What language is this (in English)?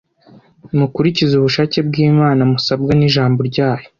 Kinyarwanda